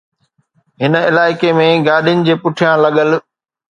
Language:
Sindhi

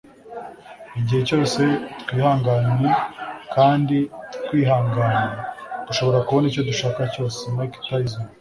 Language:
Kinyarwanda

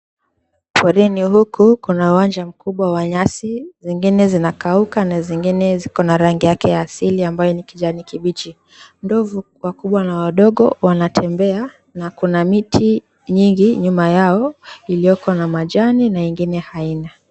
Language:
Swahili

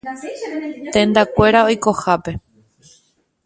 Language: Guarani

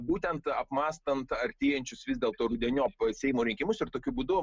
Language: Lithuanian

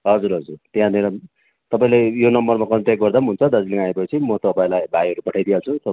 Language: Nepali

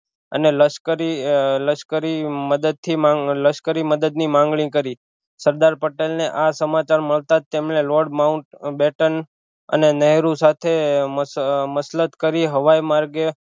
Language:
Gujarati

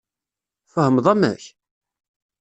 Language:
Kabyle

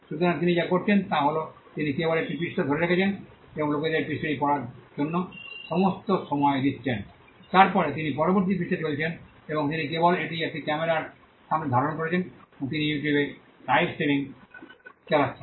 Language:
Bangla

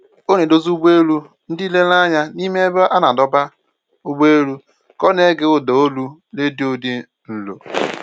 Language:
Igbo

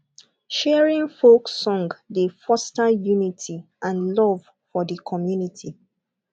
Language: Nigerian Pidgin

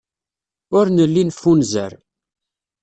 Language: Kabyle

